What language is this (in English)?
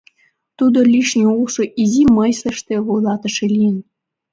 Mari